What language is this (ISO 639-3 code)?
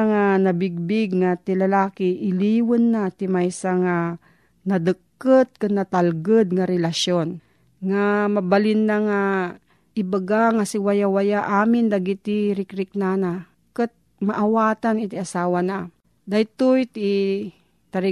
fil